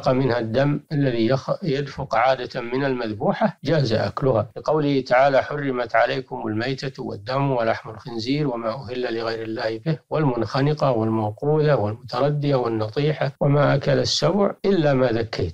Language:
Arabic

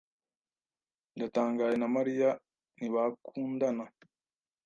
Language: Kinyarwanda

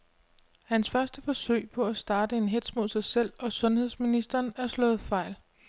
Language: Danish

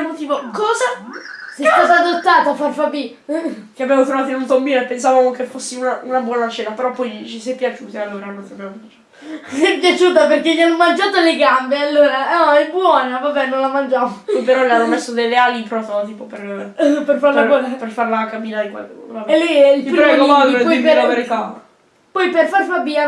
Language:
Italian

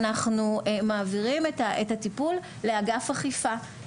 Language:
Hebrew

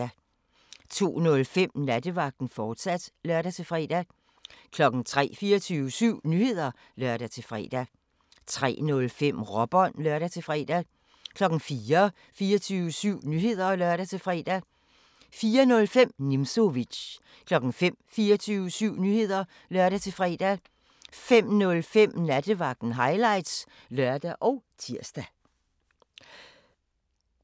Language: Danish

